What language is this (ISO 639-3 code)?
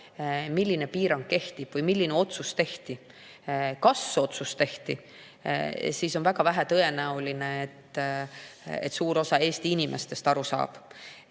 est